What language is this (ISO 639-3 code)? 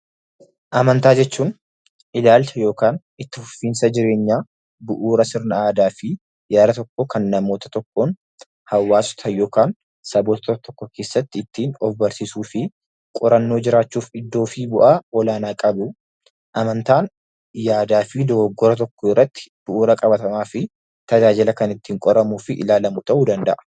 orm